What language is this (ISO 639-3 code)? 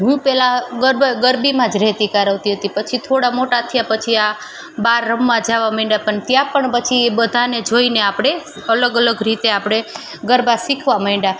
guj